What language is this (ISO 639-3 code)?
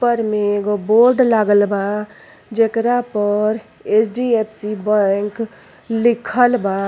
bho